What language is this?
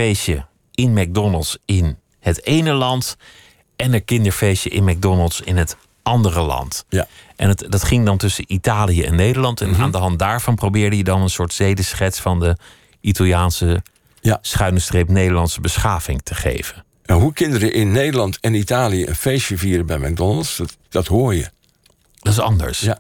Dutch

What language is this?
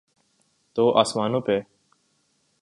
Urdu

